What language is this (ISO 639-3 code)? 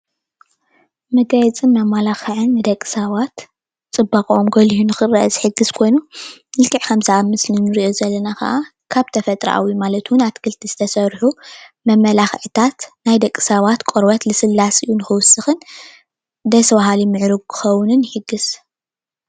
tir